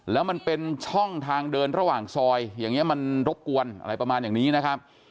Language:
Thai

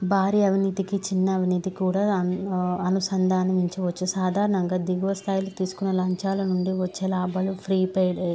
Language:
Telugu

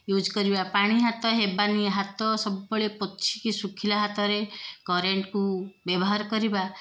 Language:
Odia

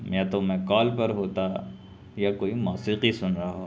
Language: Urdu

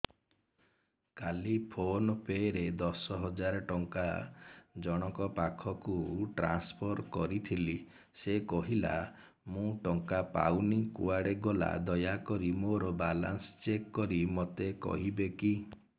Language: Odia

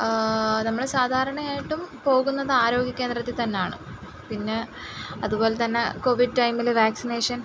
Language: Malayalam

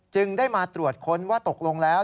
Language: Thai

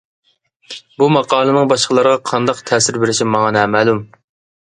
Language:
Uyghur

